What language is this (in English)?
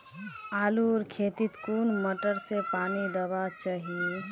Magahi